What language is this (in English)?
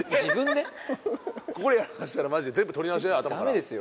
Japanese